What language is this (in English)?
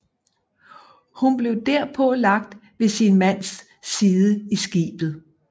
Danish